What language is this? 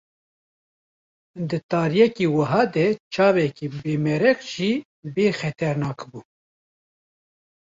Kurdish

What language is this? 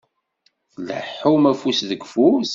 Kabyle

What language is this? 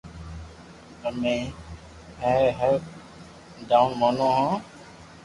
Loarki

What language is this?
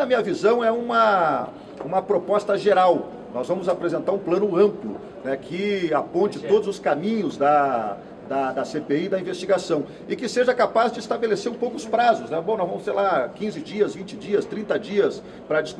Portuguese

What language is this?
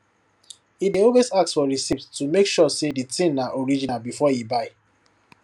Nigerian Pidgin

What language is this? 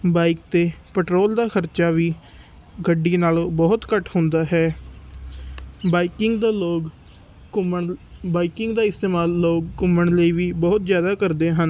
Punjabi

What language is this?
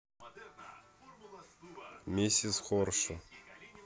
Russian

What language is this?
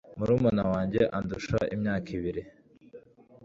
Kinyarwanda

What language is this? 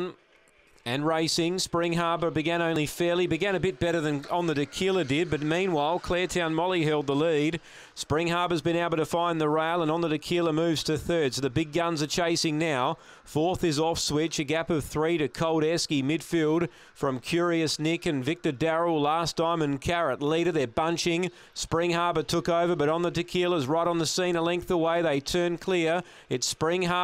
English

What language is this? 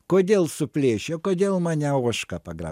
Lithuanian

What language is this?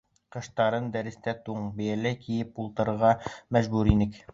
Bashkir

